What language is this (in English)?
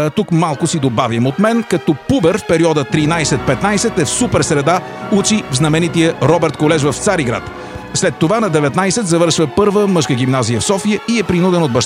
Bulgarian